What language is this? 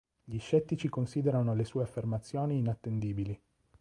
Italian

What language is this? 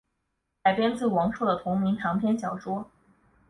Chinese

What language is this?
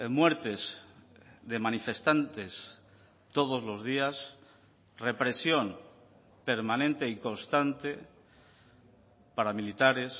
Spanish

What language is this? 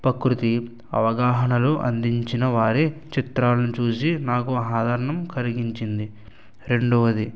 Telugu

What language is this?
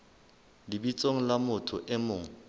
Southern Sotho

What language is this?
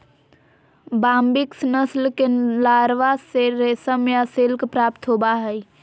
Magahi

